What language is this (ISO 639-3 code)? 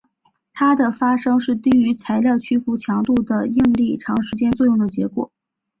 zho